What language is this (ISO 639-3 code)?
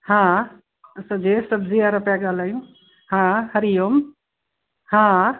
snd